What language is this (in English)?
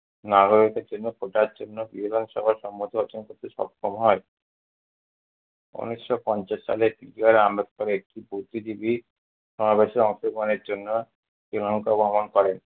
Bangla